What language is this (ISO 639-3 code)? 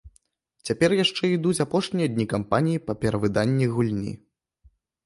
bel